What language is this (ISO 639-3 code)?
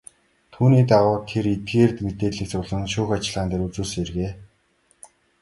mon